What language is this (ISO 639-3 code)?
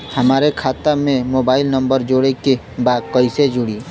bho